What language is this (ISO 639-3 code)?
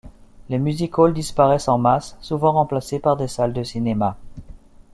fra